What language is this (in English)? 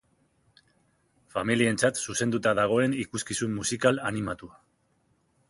Basque